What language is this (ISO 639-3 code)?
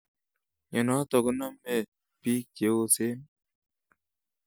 kln